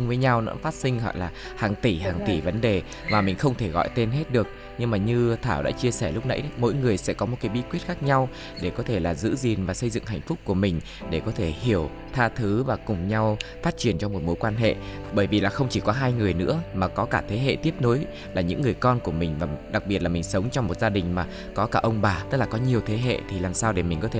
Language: Vietnamese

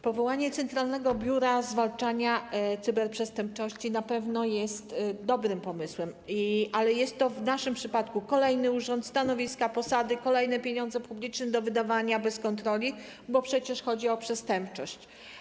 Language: Polish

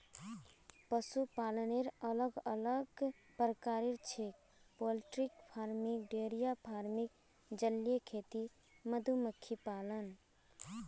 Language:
Magahi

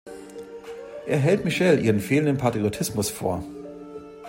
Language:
German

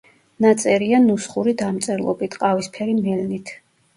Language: Georgian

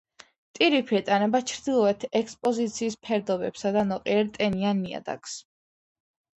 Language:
Georgian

